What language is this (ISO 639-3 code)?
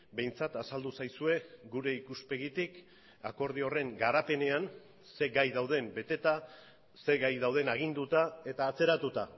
eus